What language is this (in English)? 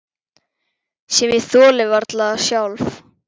Icelandic